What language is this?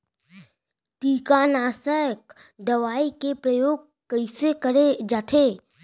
Chhattisgarhi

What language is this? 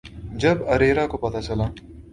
Urdu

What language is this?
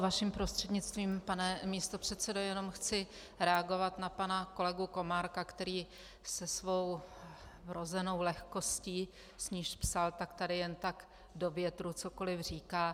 Czech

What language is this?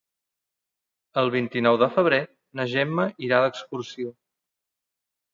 Catalan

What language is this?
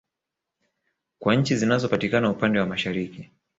Swahili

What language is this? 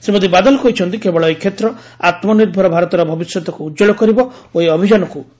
Odia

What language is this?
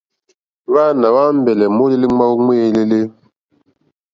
Mokpwe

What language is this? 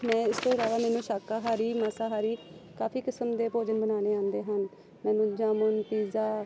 Punjabi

